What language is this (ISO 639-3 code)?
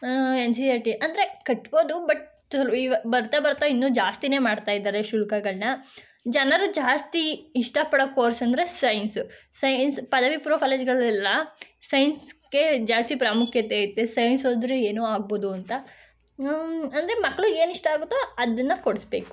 kan